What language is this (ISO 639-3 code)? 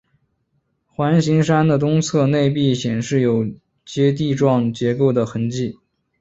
zho